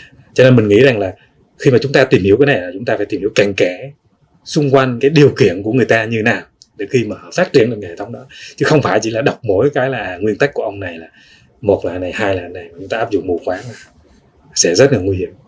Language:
Vietnamese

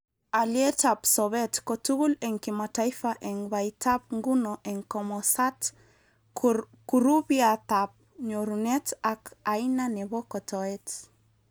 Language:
Kalenjin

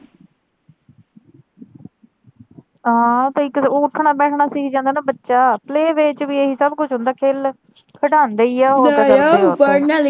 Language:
Punjabi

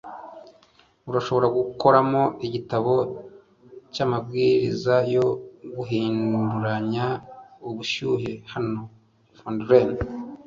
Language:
Kinyarwanda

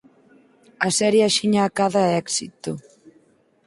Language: Galician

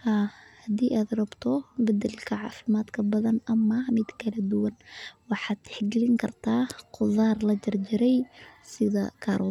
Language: Somali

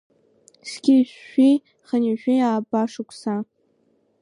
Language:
Abkhazian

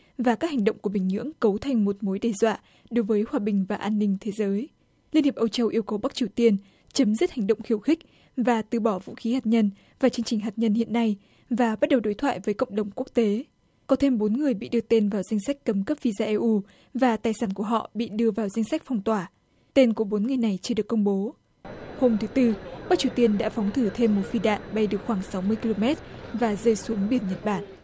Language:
Vietnamese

